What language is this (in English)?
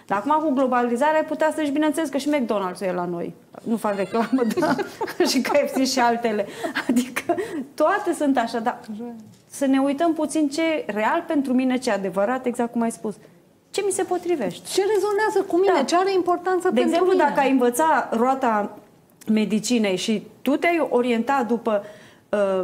Romanian